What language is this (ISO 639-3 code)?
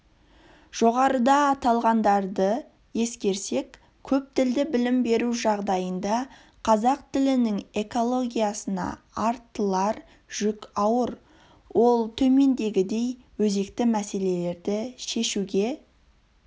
kaz